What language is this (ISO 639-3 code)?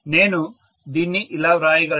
tel